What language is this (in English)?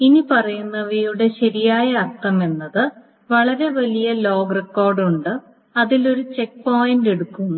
Malayalam